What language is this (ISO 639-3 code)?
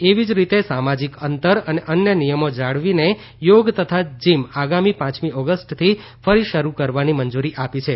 guj